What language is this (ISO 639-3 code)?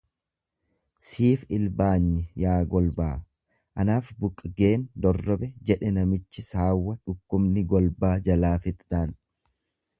orm